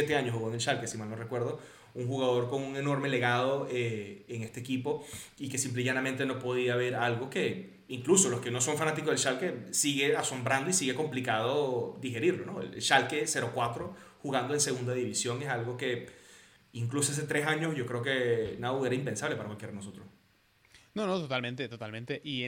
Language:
Spanish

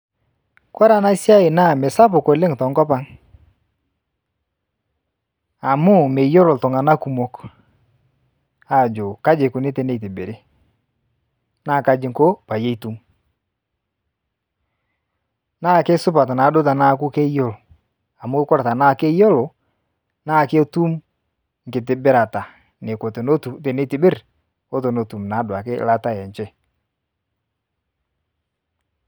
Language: Masai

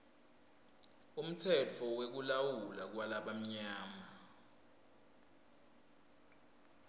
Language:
Swati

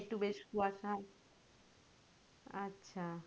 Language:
Bangla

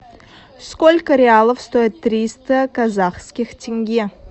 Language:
Russian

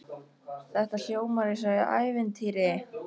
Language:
Icelandic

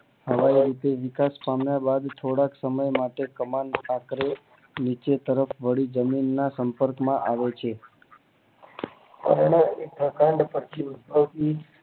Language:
Gujarati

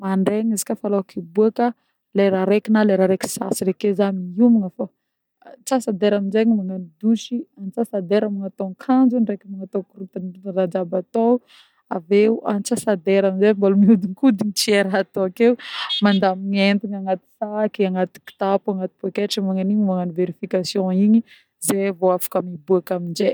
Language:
Northern Betsimisaraka Malagasy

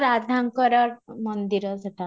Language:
Odia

